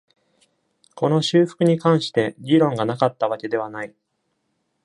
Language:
Japanese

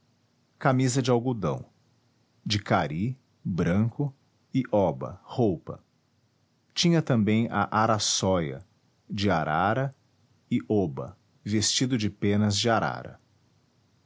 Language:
Portuguese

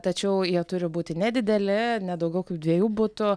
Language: Lithuanian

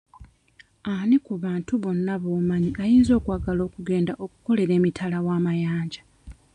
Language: Ganda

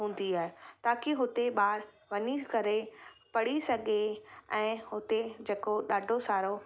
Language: Sindhi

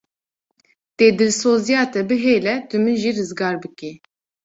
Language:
Kurdish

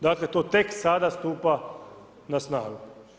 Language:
Croatian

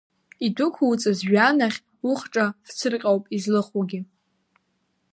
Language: Abkhazian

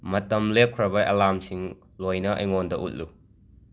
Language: Manipuri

